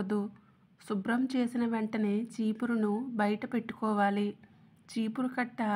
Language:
Telugu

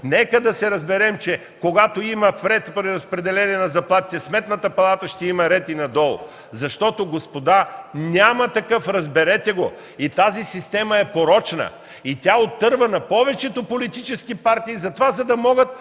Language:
Bulgarian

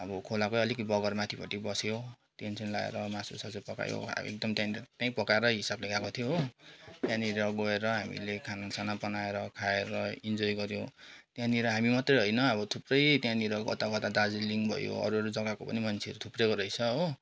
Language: Nepali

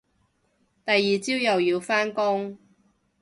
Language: Cantonese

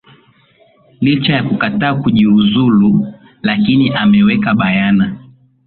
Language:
Swahili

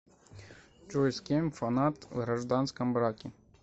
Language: Russian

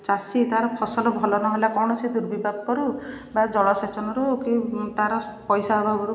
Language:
Odia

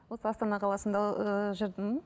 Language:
Kazakh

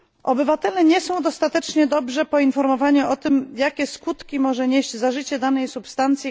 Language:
Polish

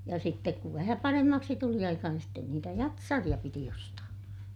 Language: Finnish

